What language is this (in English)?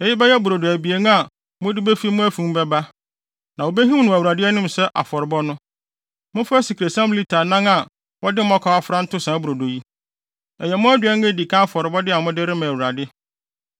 Akan